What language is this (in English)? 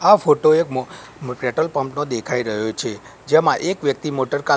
Gujarati